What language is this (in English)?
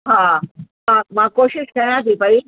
Sindhi